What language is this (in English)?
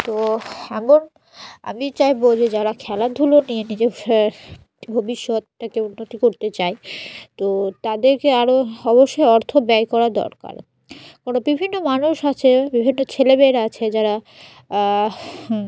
Bangla